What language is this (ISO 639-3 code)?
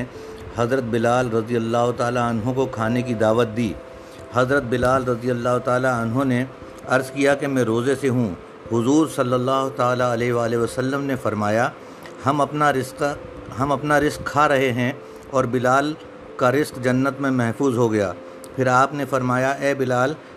urd